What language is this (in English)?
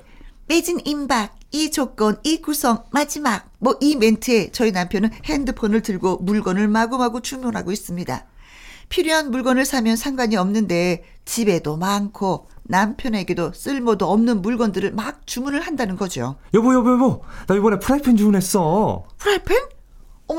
Korean